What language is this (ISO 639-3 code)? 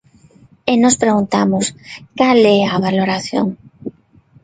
glg